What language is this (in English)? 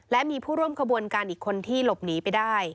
Thai